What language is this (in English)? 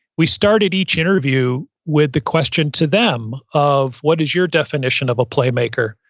English